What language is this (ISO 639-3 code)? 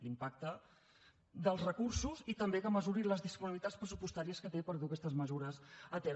cat